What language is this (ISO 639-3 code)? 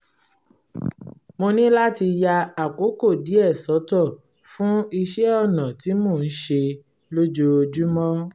yor